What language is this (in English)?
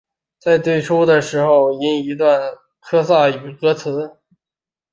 Chinese